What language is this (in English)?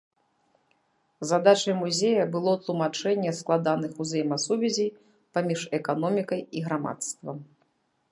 Belarusian